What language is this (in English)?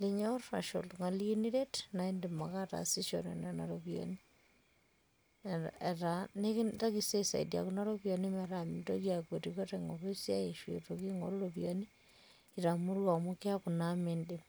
Masai